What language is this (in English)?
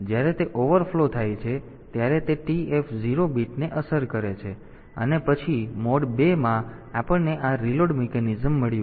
Gujarati